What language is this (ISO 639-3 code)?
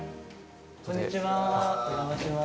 jpn